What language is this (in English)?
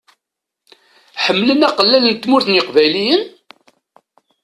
Kabyle